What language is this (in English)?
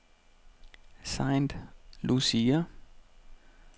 Danish